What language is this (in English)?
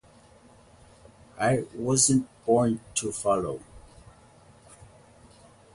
English